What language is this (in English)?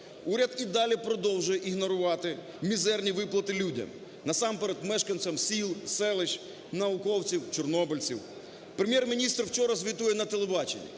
Ukrainian